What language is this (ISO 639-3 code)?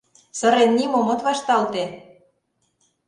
chm